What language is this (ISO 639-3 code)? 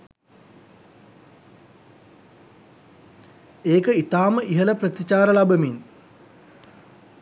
sin